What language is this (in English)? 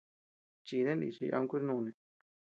Tepeuxila Cuicatec